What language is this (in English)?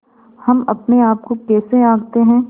Hindi